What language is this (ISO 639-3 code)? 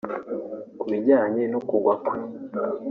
kin